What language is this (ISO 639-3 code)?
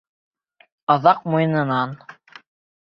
bak